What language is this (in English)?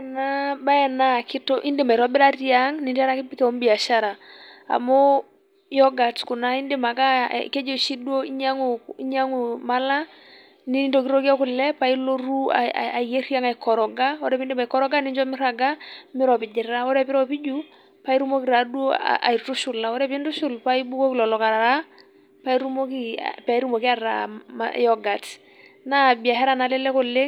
Masai